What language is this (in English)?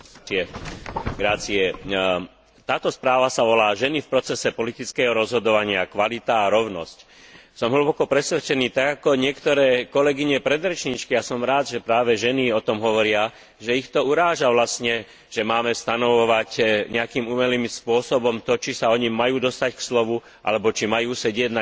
Slovak